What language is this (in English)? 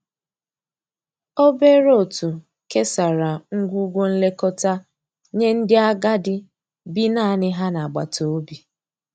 Igbo